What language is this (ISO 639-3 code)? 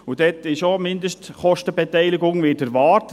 gsw